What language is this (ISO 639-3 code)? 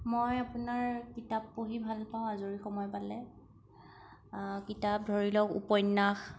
asm